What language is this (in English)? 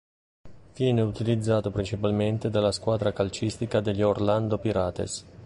Italian